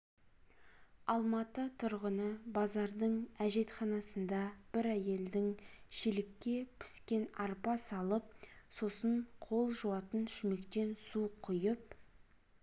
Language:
Kazakh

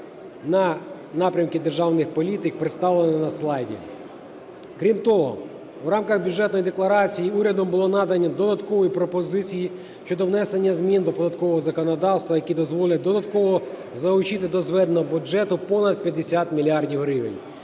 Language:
Ukrainian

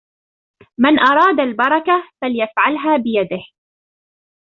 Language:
Arabic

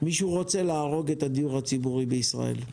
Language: Hebrew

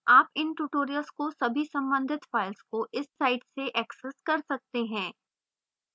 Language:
Hindi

